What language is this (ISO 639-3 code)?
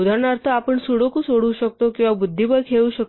mar